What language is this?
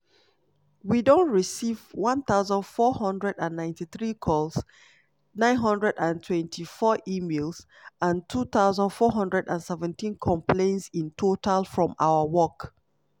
Nigerian Pidgin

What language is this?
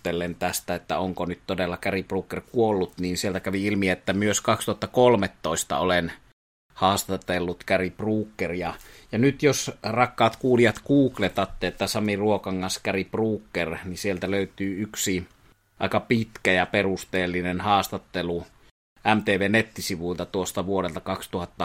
Finnish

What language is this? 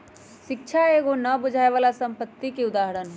Magahi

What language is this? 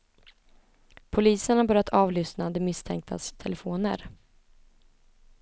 Swedish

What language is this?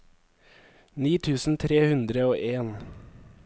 Norwegian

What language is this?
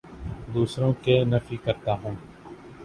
Urdu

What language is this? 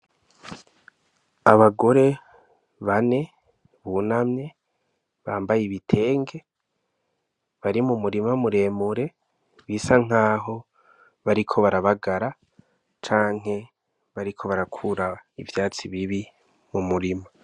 Rundi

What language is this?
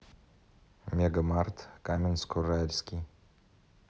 Russian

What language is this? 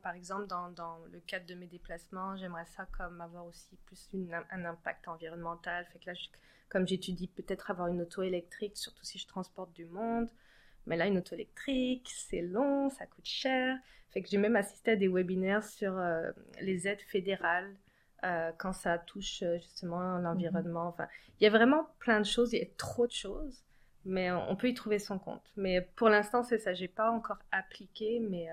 French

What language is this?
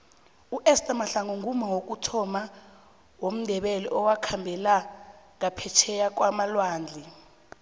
South Ndebele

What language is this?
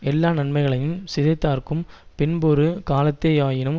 Tamil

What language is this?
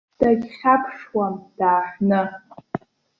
Abkhazian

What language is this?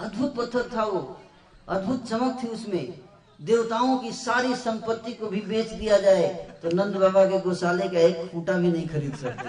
Hindi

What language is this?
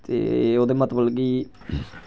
Dogri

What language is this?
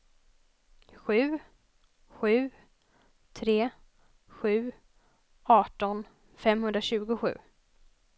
Swedish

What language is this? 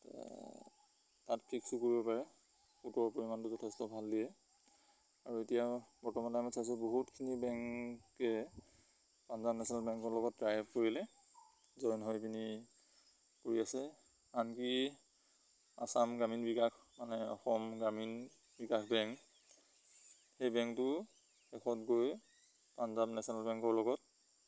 Assamese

